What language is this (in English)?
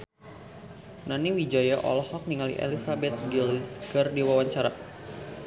Sundanese